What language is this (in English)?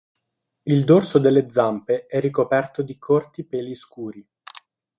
Italian